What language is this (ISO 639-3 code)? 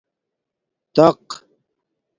dmk